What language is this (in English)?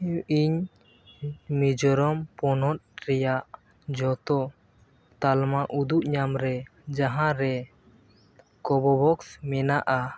Santali